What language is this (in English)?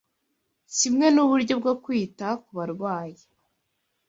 Kinyarwanda